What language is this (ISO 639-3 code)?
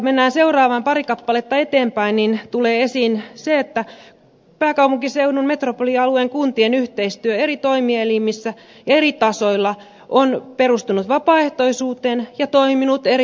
fin